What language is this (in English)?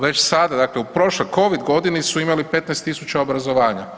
Croatian